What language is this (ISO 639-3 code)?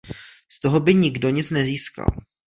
ces